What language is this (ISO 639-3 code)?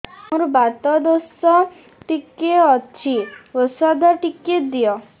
ori